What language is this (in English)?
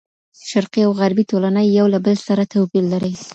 Pashto